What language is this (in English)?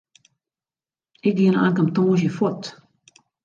Western Frisian